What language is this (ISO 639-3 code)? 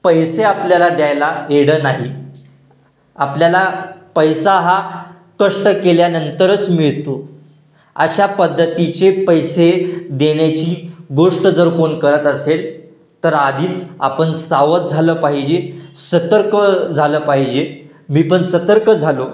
mar